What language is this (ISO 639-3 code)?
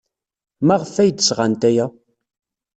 kab